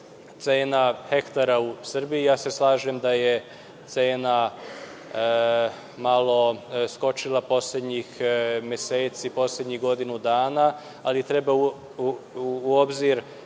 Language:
Serbian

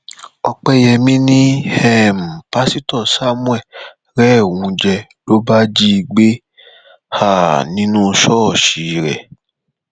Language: Yoruba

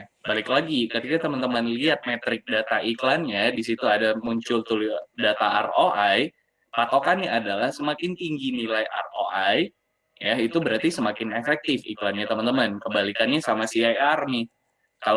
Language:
Indonesian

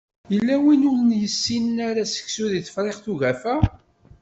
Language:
Kabyle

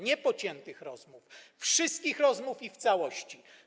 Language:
Polish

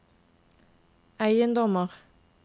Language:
Norwegian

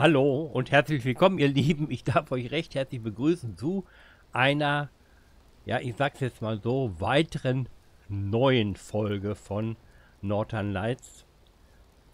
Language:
German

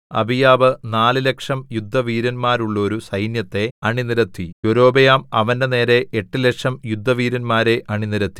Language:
Malayalam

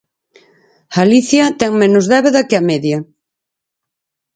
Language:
Galician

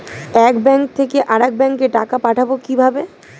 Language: Bangla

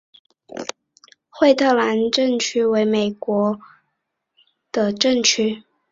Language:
Chinese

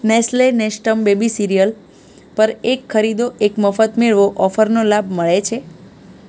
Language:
Gujarati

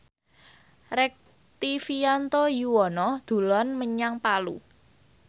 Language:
Javanese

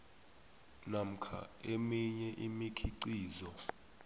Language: South Ndebele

